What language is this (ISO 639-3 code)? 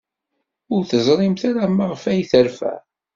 kab